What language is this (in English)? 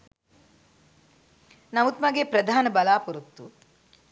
Sinhala